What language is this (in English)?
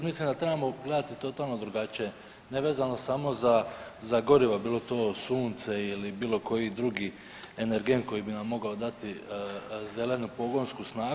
Croatian